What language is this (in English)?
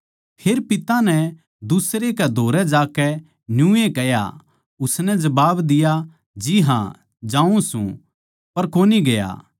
Haryanvi